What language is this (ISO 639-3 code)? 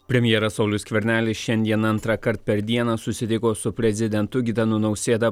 lit